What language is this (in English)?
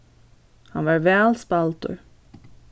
Faroese